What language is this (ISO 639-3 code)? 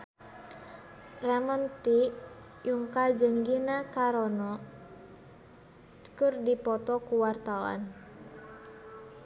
sun